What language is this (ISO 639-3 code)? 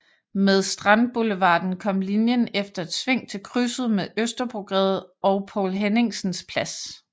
dan